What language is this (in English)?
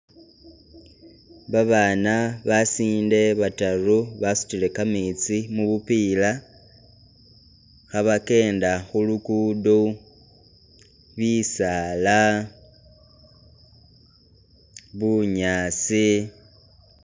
Masaaba